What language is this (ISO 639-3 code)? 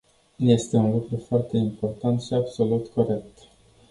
ron